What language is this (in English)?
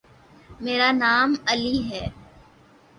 Urdu